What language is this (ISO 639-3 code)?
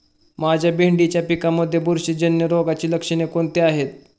mar